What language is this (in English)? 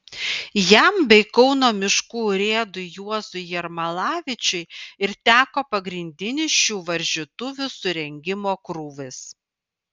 Lithuanian